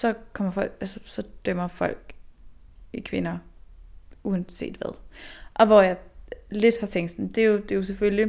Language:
Danish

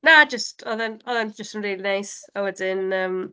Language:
Welsh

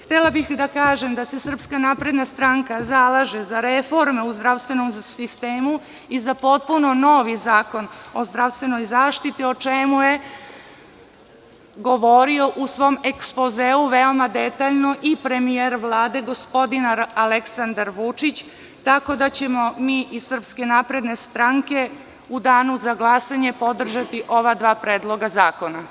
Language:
Serbian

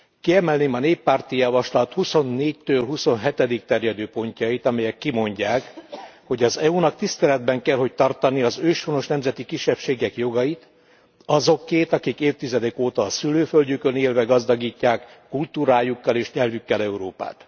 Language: Hungarian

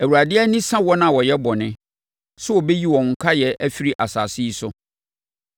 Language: Akan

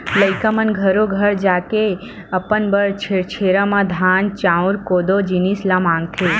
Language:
Chhattisgarhi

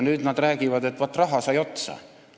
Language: Estonian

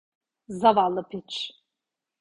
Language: Turkish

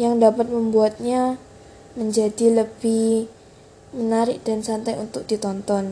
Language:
Indonesian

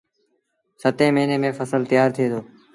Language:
Sindhi Bhil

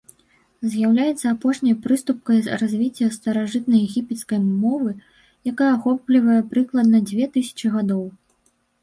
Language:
Belarusian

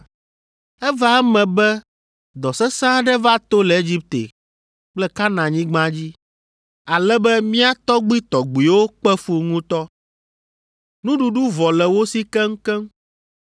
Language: Ewe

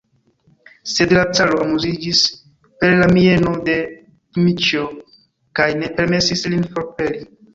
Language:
Esperanto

